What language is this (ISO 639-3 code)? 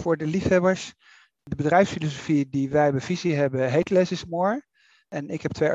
nld